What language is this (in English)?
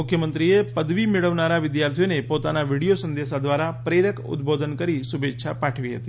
Gujarati